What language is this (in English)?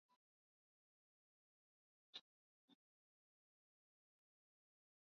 Latvian